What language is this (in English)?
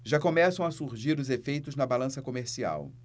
Portuguese